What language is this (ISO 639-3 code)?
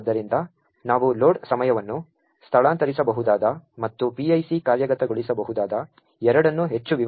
kan